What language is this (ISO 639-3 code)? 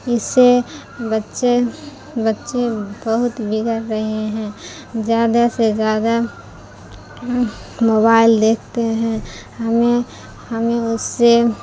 urd